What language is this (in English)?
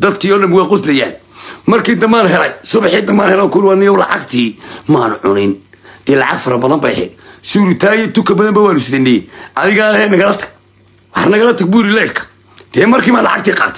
Arabic